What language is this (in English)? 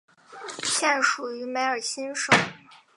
Chinese